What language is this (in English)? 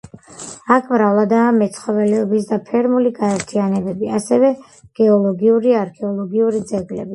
Georgian